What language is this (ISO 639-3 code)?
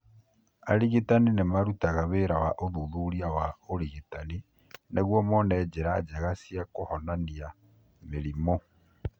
kik